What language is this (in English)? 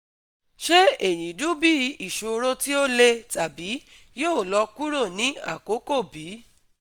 Yoruba